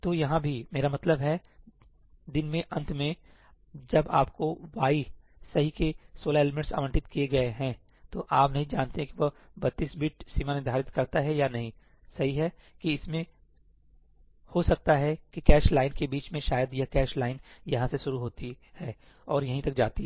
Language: Hindi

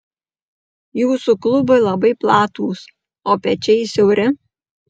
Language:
Lithuanian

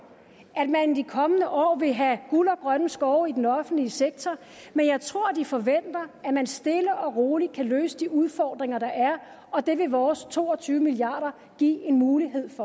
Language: Danish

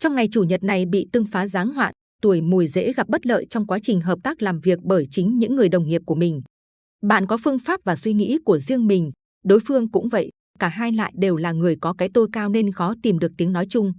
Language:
Vietnamese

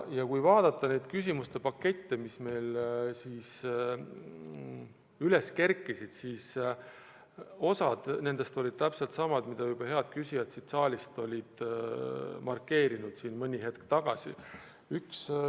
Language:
Estonian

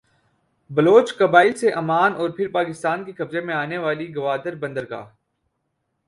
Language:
Urdu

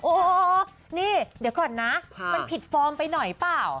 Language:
Thai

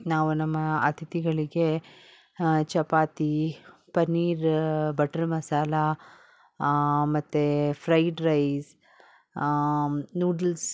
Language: Kannada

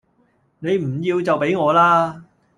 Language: Cantonese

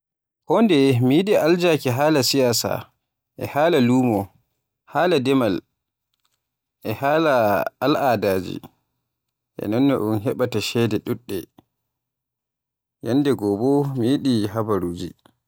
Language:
Borgu Fulfulde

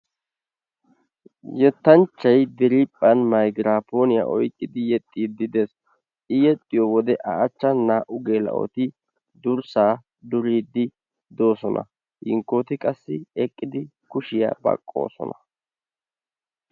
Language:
Wolaytta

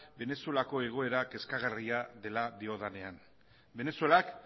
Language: Basque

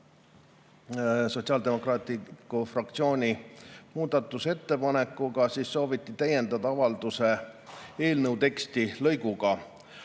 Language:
Estonian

